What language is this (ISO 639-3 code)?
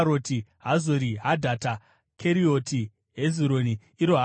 sna